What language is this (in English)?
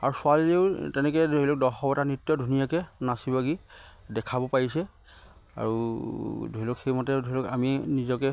Assamese